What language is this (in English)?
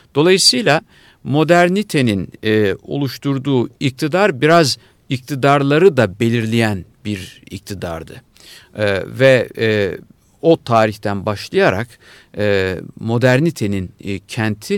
Turkish